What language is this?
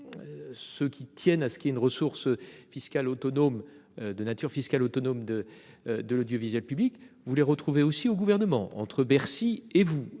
French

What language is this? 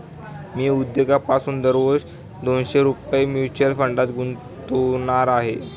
Marathi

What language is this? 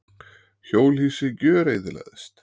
Icelandic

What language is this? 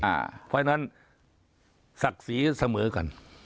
Thai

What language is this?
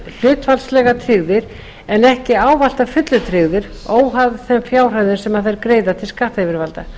Icelandic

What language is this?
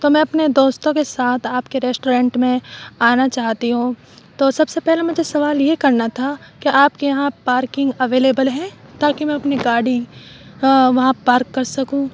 Urdu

